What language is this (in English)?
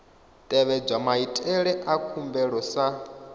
Venda